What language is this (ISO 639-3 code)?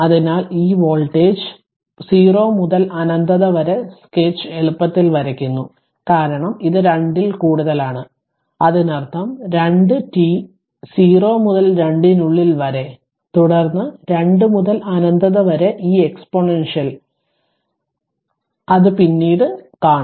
mal